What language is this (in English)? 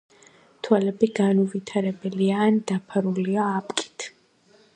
Georgian